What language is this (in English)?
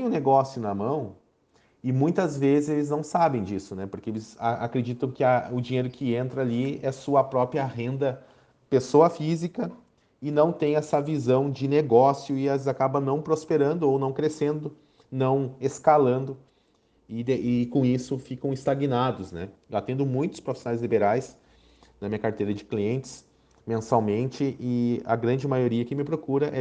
Portuguese